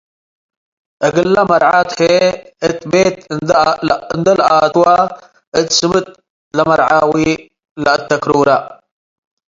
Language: Tigre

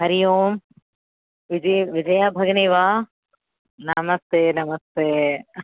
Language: Sanskrit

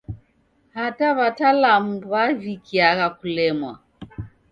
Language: Taita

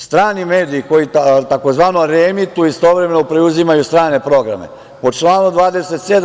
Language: Serbian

